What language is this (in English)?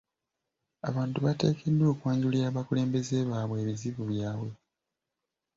Ganda